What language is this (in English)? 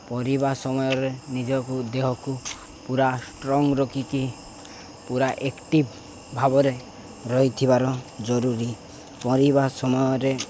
Odia